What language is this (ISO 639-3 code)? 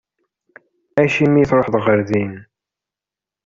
kab